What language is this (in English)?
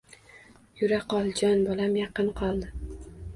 Uzbek